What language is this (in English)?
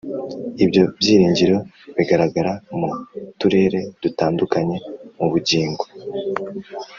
Kinyarwanda